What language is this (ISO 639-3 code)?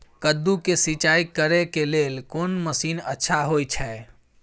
mai